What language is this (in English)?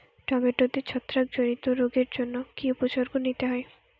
Bangla